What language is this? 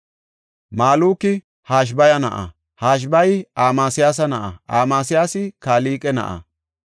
Gofa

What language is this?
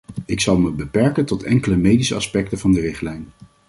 Dutch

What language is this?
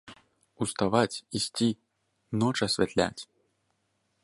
Belarusian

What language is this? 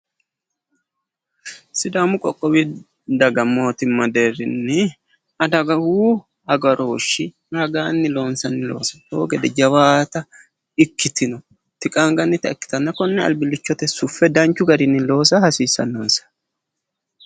Sidamo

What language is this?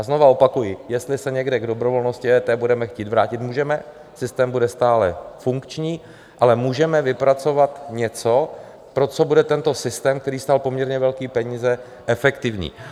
Czech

